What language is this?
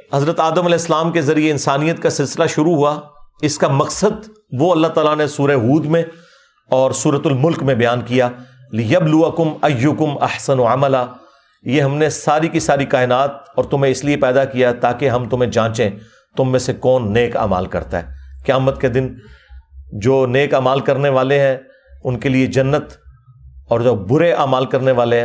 Urdu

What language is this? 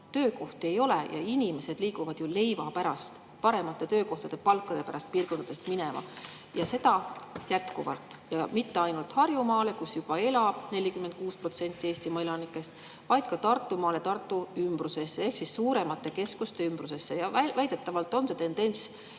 Estonian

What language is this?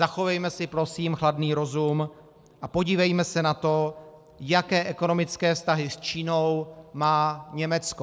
Czech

